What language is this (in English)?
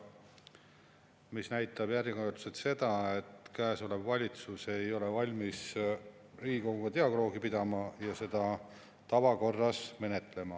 Estonian